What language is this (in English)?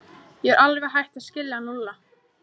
Icelandic